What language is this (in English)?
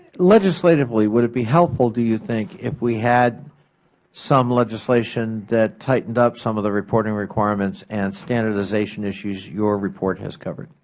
English